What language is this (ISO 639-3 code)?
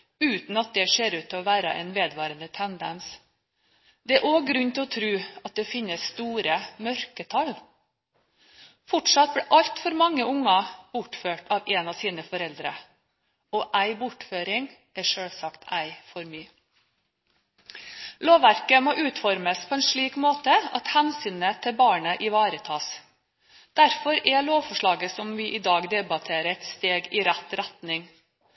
nob